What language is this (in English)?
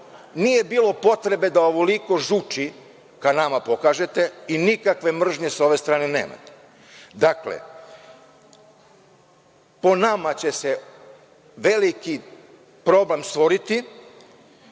Serbian